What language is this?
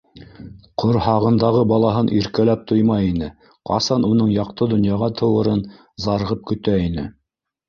Bashkir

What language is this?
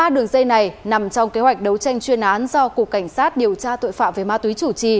Vietnamese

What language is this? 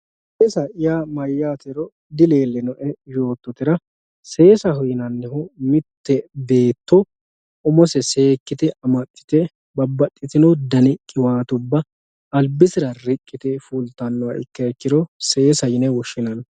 Sidamo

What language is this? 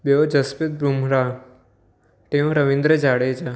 Sindhi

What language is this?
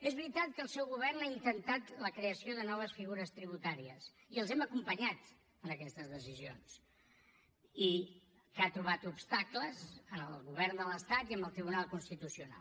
Catalan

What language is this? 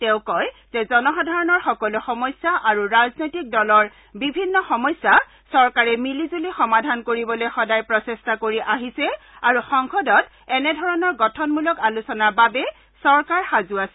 Assamese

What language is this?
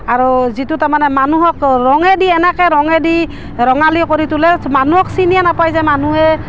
Assamese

